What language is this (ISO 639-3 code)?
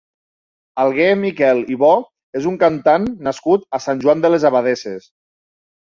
cat